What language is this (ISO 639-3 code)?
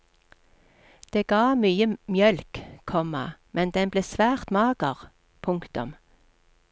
nor